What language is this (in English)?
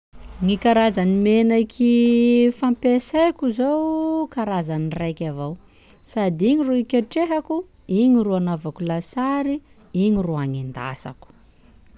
Sakalava Malagasy